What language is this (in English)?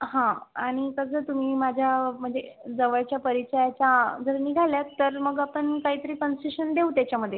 Marathi